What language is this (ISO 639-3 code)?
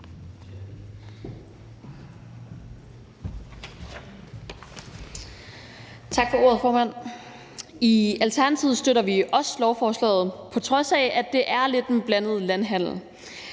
dan